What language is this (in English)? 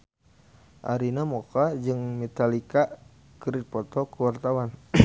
Sundanese